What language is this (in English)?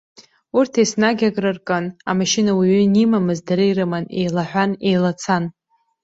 Abkhazian